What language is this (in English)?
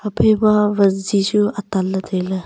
Wancho Naga